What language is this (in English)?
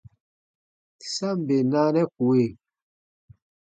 Baatonum